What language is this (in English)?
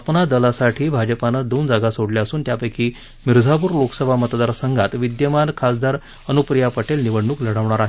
Marathi